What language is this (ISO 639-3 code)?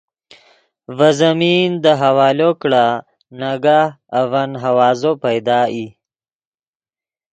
ydg